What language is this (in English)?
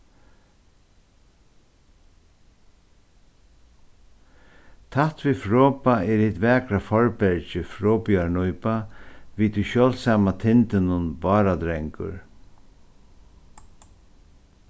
Faroese